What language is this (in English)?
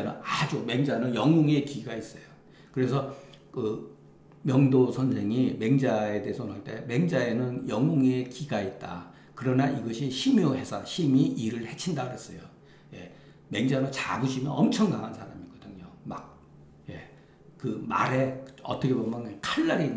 Korean